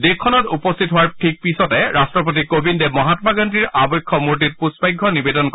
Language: Assamese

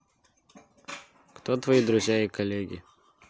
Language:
Russian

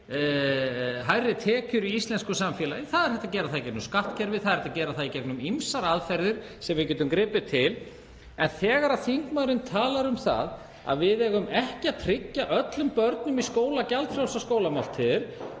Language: Icelandic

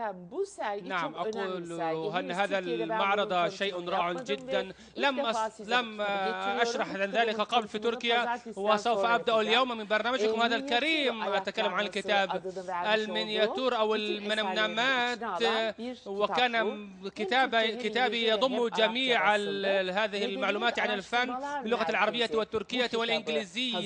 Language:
Arabic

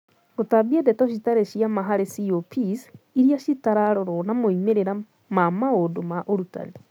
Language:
Kikuyu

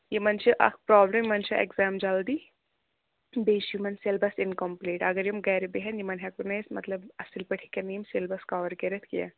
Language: Kashmiri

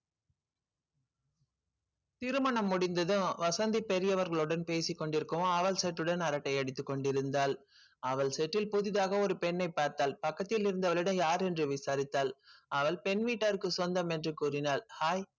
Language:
Tamil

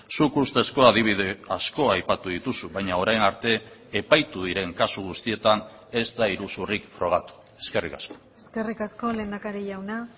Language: Basque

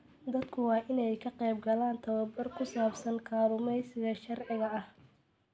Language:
Somali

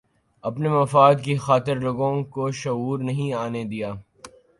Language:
Urdu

